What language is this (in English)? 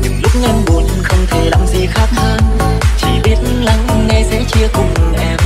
Vietnamese